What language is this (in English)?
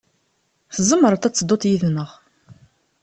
Kabyle